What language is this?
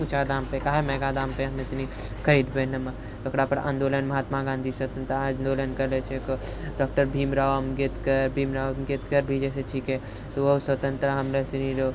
Maithili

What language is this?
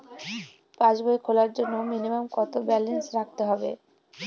Bangla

